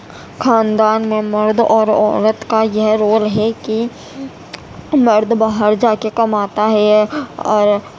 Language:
Urdu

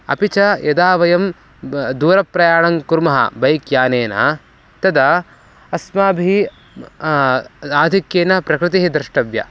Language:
Sanskrit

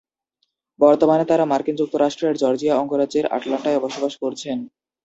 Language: Bangla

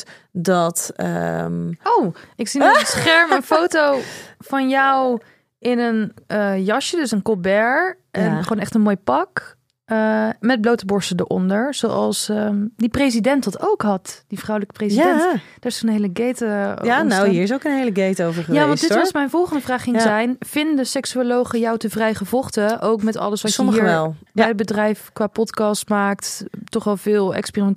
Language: Dutch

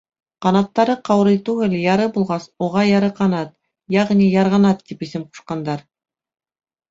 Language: Bashkir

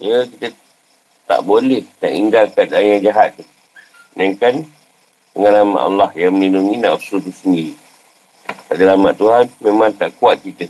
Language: Malay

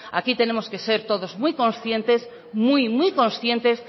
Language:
Spanish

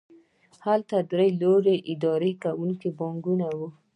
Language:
Pashto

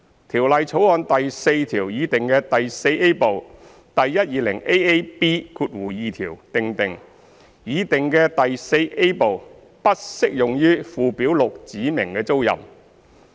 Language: Cantonese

